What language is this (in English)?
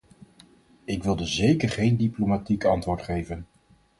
Dutch